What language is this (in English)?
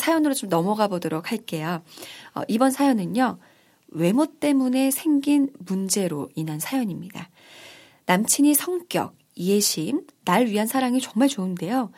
Korean